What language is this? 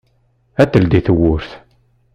Kabyle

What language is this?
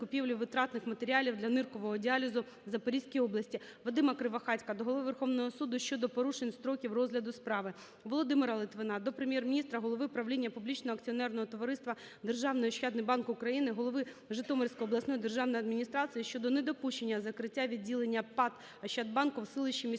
Ukrainian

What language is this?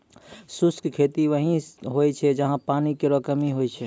Maithili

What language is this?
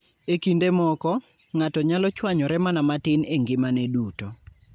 Luo (Kenya and Tanzania)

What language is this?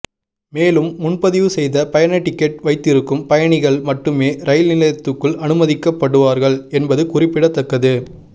Tamil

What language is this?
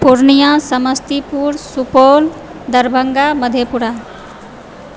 Maithili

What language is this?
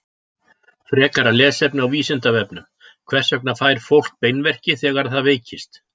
Icelandic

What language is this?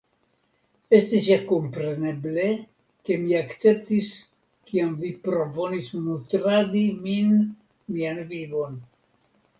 Esperanto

